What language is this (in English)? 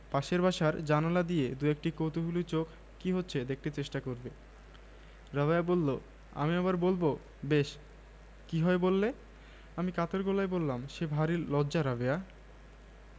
Bangla